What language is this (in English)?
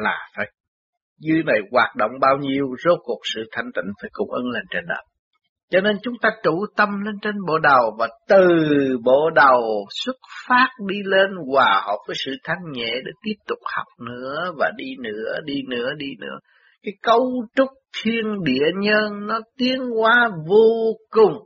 Vietnamese